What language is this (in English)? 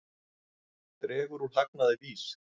Icelandic